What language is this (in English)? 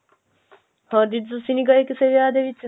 Punjabi